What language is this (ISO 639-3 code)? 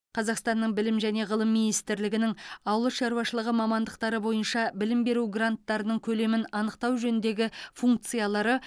kaz